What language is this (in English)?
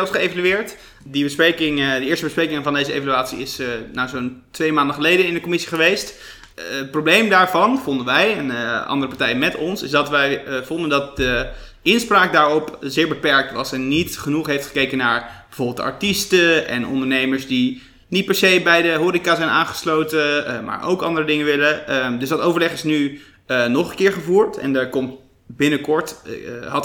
Dutch